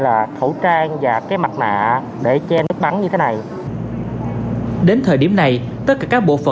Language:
Vietnamese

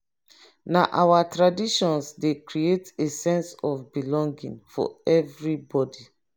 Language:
Nigerian Pidgin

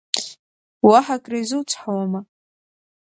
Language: Abkhazian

